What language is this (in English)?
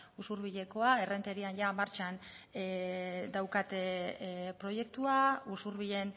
Basque